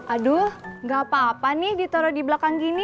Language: Indonesian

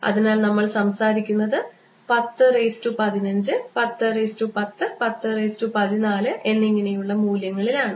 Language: Malayalam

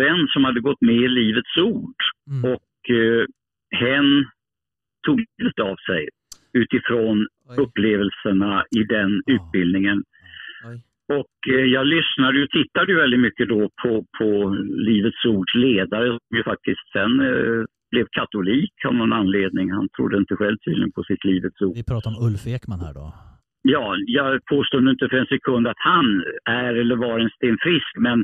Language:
Swedish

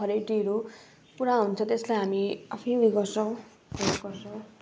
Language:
Nepali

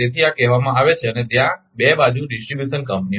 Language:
Gujarati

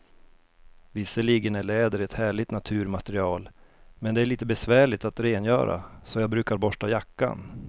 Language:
Swedish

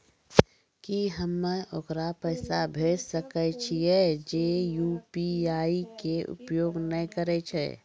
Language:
Maithili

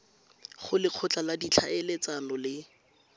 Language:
Tswana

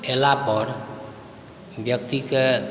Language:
Maithili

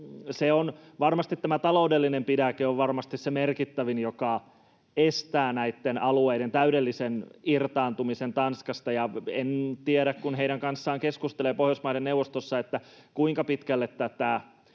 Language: Finnish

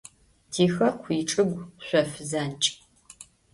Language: Adyghe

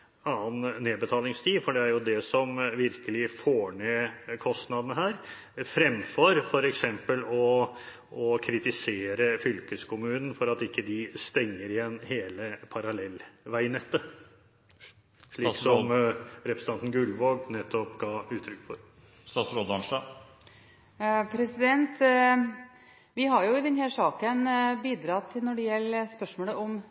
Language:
Norwegian Bokmål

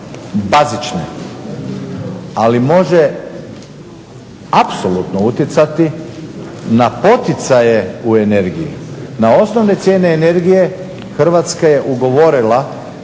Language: Croatian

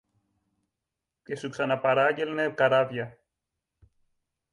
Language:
Greek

